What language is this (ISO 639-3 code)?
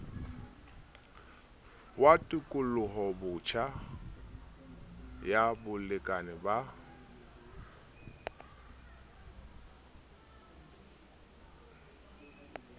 sot